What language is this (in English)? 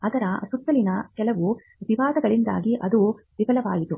Kannada